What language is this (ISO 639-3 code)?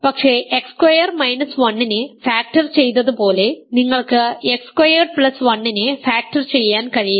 mal